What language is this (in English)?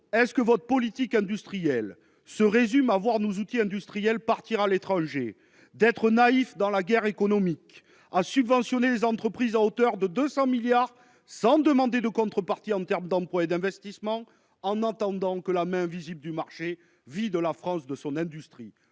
French